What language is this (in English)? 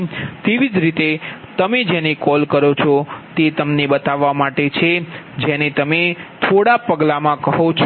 Gujarati